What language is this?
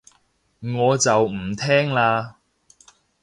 Cantonese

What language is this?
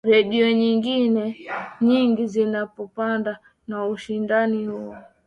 Swahili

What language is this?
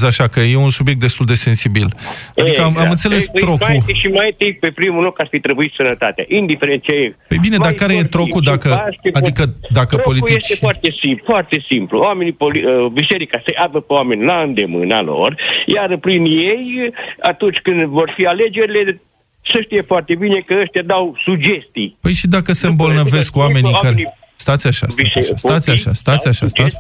Romanian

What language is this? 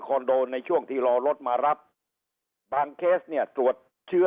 Thai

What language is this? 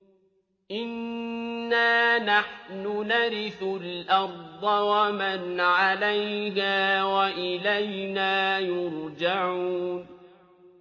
Arabic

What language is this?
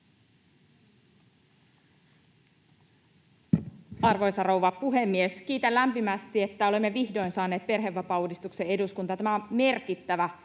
Finnish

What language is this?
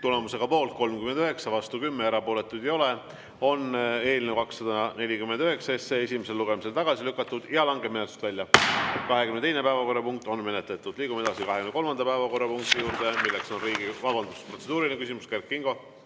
Estonian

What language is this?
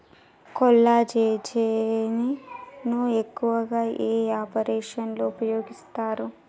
Telugu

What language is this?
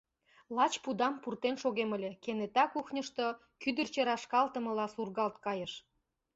Mari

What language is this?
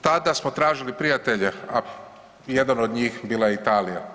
Croatian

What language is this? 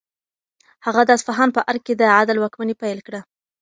Pashto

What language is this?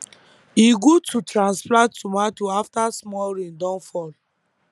Nigerian Pidgin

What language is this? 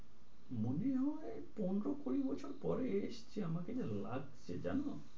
Bangla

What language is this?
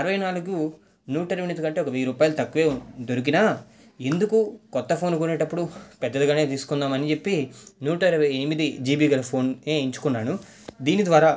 Telugu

